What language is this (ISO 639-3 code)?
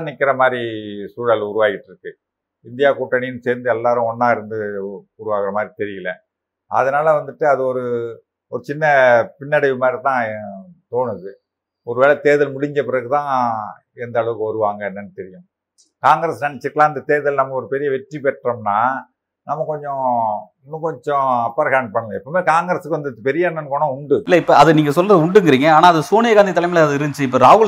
tam